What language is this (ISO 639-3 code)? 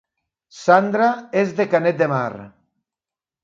cat